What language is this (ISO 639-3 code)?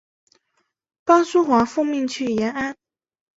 zho